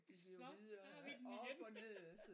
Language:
Danish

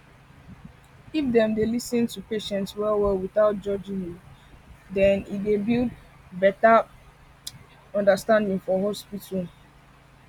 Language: Nigerian Pidgin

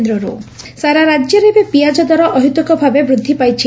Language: Odia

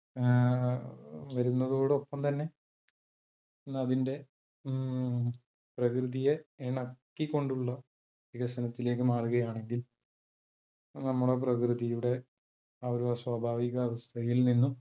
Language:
Malayalam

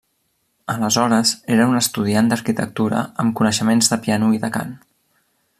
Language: Catalan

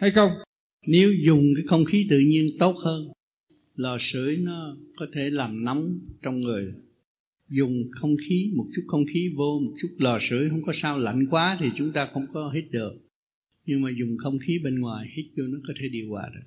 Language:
Vietnamese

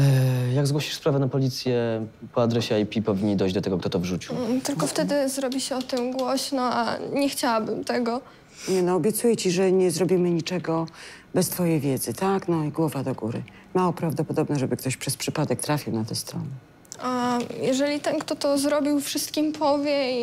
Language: Polish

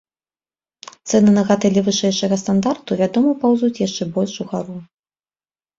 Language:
Belarusian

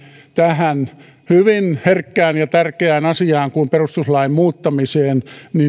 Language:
Finnish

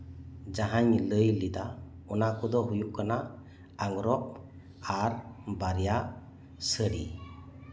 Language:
Santali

